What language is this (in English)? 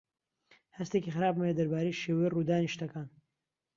Central Kurdish